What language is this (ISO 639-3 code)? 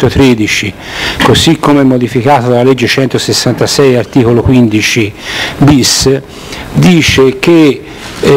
ita